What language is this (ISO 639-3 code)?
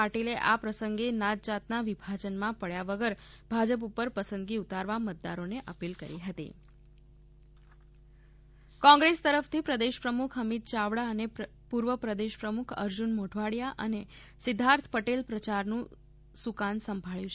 guj